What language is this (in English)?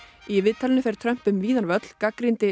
Icelandic